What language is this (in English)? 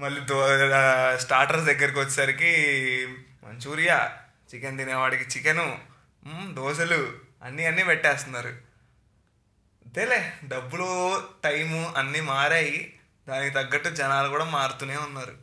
Telugu